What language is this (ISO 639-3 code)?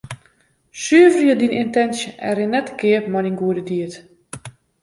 fry